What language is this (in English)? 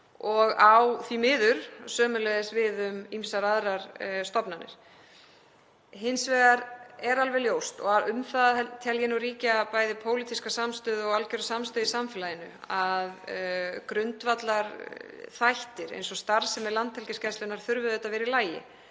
Icelandic